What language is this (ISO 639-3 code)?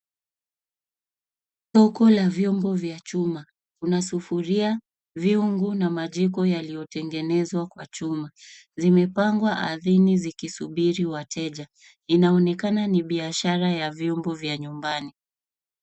swa